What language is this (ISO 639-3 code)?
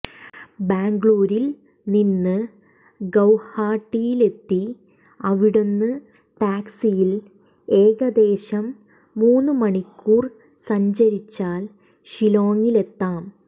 mal